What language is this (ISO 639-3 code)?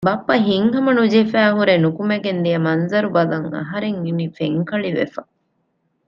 div